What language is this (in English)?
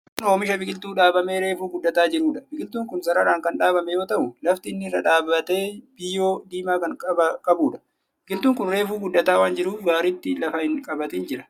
Oromo